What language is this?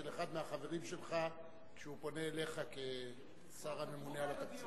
Hebrew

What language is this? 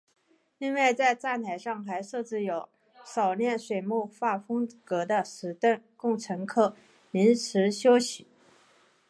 Chinese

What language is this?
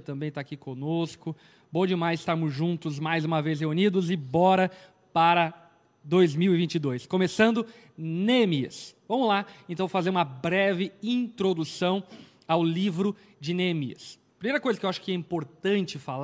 Portuguese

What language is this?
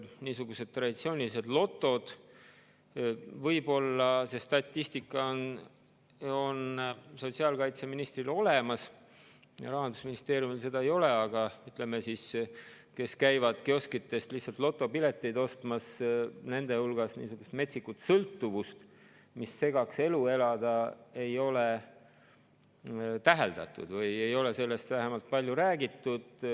Estonian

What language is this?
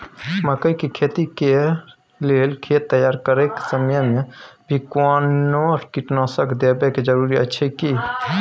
Maithili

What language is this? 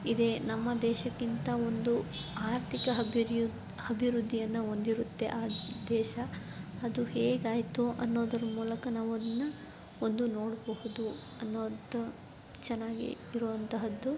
Kannada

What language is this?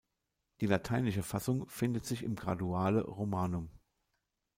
German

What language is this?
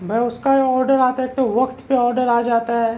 Urdu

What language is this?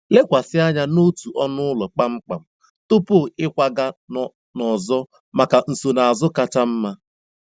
Igbo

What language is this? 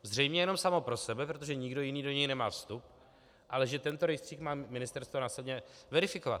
Czech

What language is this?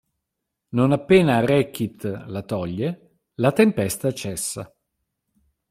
Italian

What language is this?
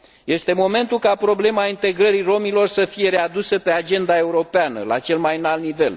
Romanian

